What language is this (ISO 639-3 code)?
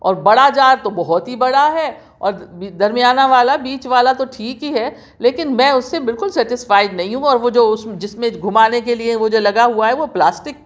urd